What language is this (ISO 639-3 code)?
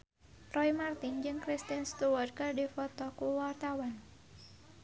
sun